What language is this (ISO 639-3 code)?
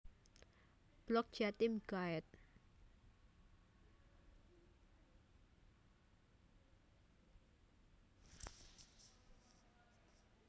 jav